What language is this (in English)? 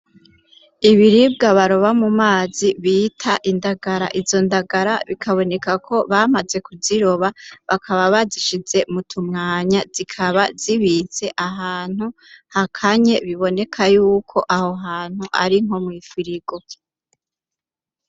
Rundi